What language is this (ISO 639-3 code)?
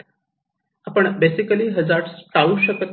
mar